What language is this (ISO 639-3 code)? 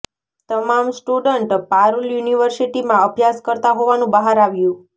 guj